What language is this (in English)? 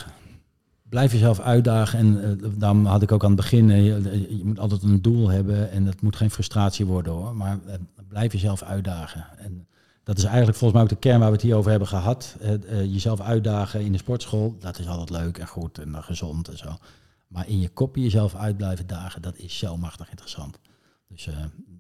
Dutch